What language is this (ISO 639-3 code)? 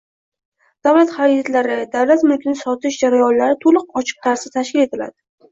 uzb